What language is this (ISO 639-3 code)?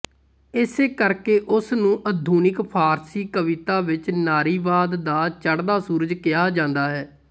pan